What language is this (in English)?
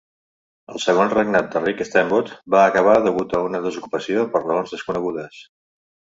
Catalan